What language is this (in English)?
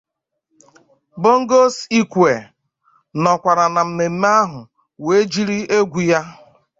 Igbo